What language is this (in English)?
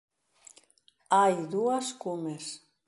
Galician